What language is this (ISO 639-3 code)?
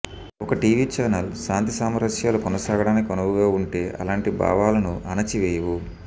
tel